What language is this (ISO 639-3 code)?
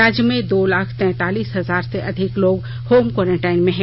hin